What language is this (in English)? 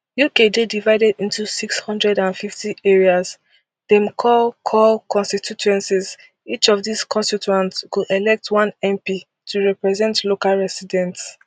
Nigerian Pidgin